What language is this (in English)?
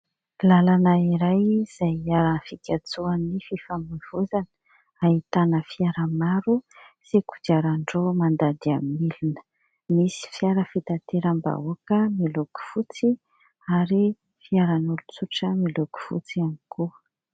Malagasy